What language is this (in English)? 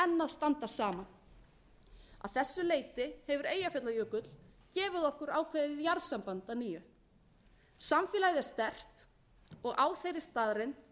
Icelandic